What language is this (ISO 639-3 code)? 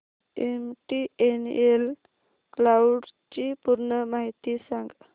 mar